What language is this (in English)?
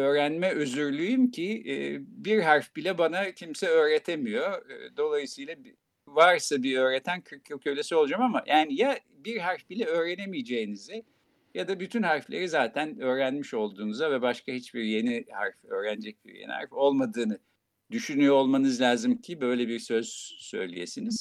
Turkish